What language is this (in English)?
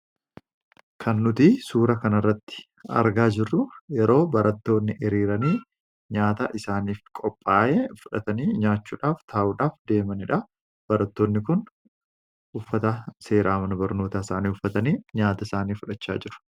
Oromo